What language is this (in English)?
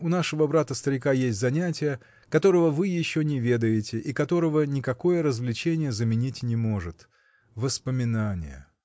Russian